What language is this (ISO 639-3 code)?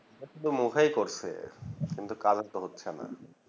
ben